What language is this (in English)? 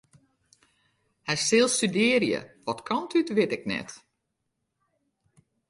Western Frisian